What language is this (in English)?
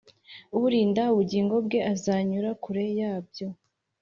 Kinyarwanda